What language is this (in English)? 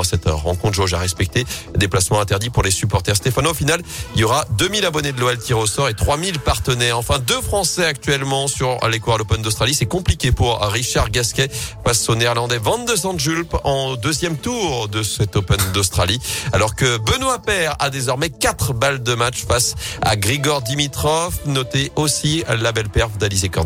French